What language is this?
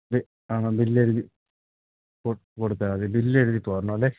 Malayalam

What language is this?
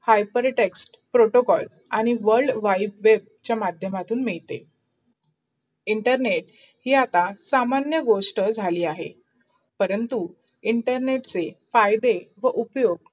Marathi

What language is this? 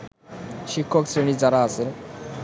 Bangla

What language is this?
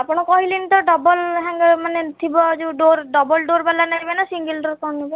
Odia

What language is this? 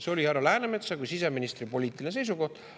Estonian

